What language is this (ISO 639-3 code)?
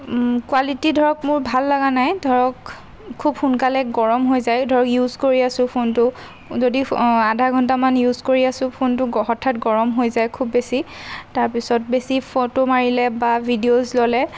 asm